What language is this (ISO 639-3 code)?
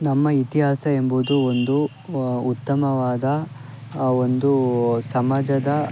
kan